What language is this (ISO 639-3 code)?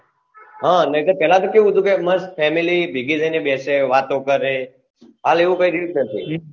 guj